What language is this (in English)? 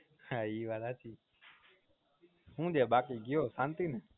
Gujarati